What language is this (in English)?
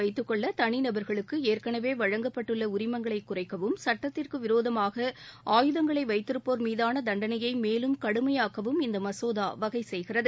Tamil